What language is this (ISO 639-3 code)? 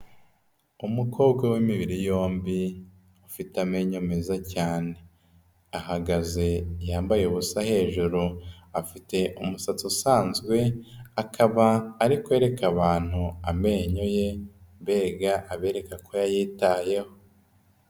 kin